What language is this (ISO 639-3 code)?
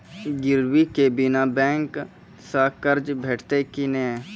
mai